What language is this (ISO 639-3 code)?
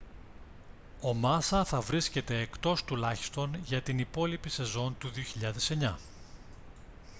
ell